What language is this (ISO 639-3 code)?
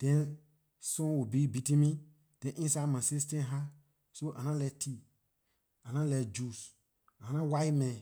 lir